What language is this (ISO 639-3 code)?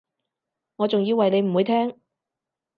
yue